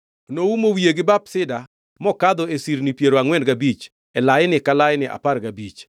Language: Luo (Kenya and Tanzania)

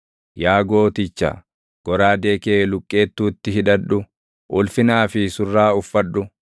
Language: Oromo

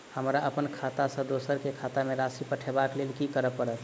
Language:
Maithili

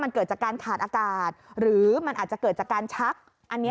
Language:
Thai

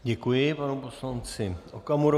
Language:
Czech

